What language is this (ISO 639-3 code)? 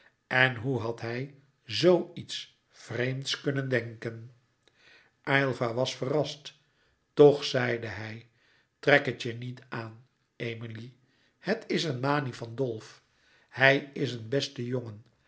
nld